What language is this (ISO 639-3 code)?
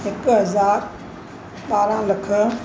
snd